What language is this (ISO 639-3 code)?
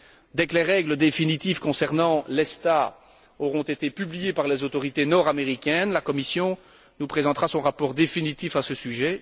fra